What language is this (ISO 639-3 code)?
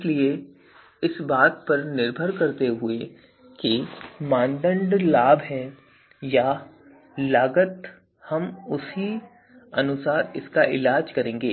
hin